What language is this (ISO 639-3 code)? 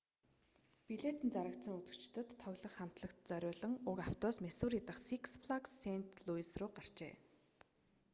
mon